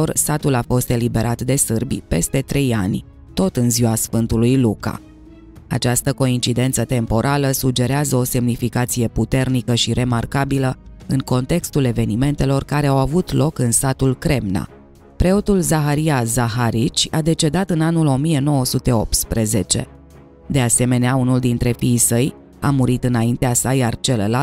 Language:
Romanian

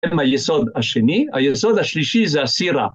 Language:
Hebrew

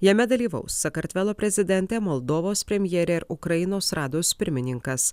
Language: Lithuanian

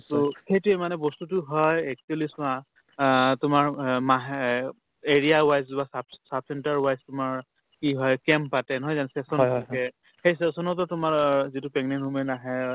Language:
Assamese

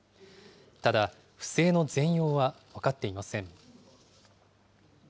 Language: Japanese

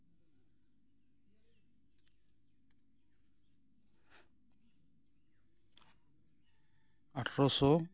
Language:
Santali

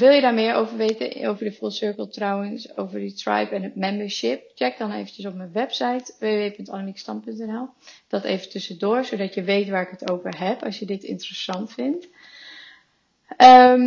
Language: Dutch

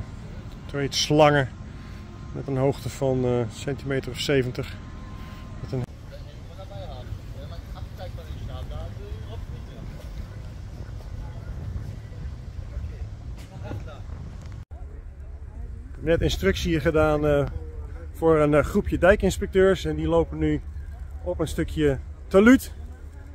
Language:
Dutch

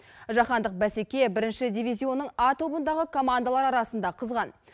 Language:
Kazakh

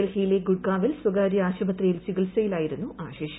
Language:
Malayalam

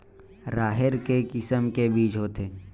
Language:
Chhattisgarhi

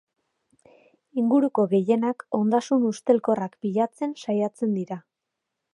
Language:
Basque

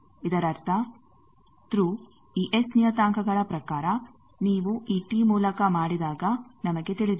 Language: Kannada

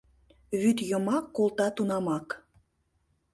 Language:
Mari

